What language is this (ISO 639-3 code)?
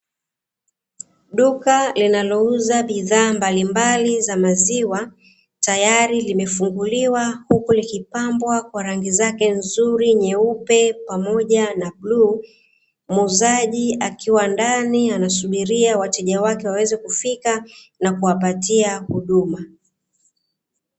swa